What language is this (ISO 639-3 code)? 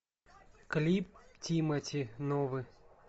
rus